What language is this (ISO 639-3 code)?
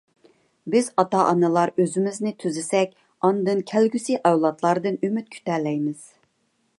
uig